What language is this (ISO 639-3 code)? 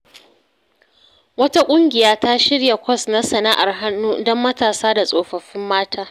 hau